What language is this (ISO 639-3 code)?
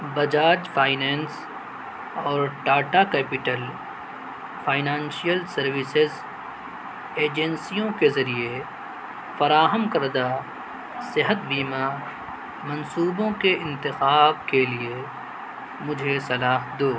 urd